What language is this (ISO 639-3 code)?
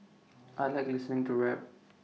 eng